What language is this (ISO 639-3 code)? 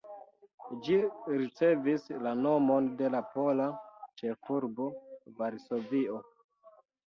epo